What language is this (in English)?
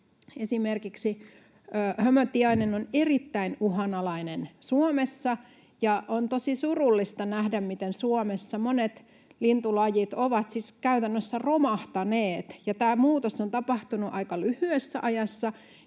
Finnish